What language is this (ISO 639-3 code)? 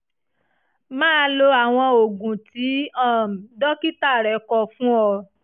yor